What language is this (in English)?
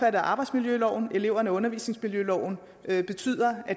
Danish